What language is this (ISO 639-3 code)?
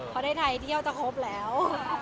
tha